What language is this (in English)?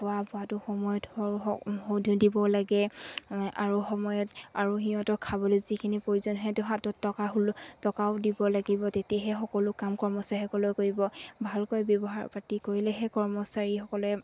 Assamese